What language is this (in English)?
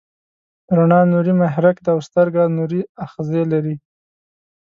Pashto